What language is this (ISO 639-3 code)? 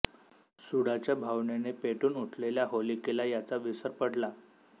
mar